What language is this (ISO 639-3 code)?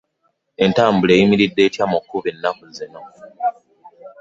lug